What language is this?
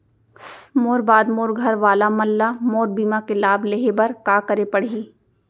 Chhattisgarhi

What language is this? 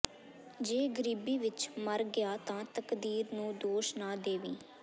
Punjabi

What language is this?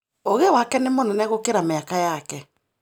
Kikuyu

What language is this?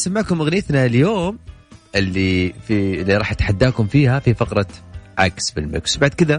Arabic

